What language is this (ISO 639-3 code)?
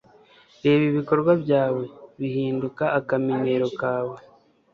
kin